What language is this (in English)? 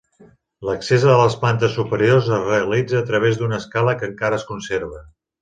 Catalan